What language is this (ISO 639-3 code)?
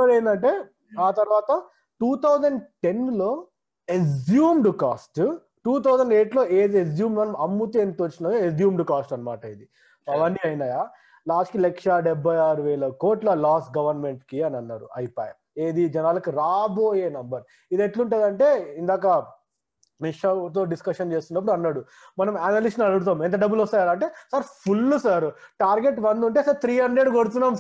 tel